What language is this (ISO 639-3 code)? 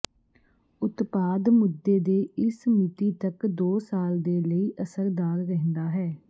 pan